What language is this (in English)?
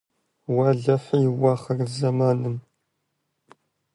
Kabardian